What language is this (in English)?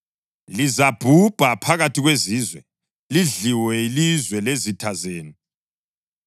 North Ndebele